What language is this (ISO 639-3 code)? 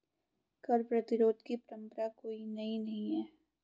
hin